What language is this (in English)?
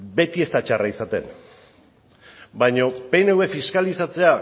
Basque